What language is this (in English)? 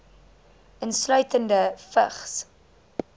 Afrikaans